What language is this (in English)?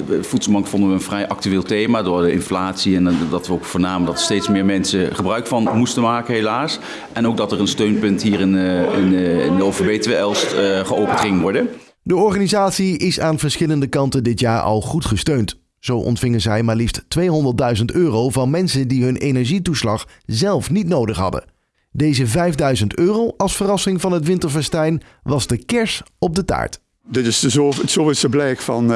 Dutch